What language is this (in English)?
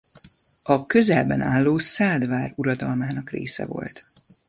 Hungarian